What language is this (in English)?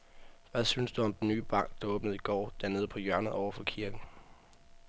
Danish